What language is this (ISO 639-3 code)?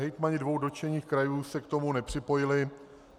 ces